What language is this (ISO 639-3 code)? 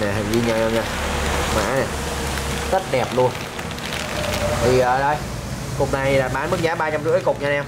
vie